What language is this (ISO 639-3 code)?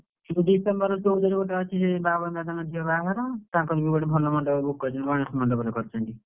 ori